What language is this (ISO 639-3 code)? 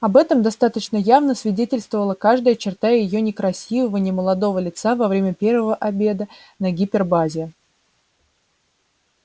rus